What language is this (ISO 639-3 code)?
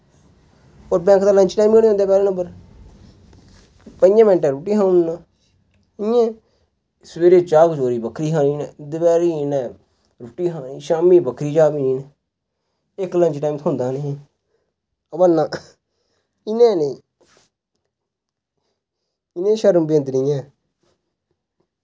doi